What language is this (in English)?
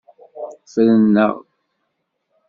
Kabyle